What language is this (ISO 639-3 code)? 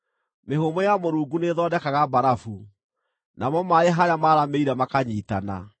kik